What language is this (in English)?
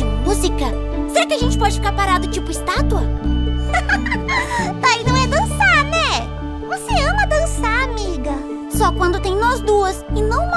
Portuguese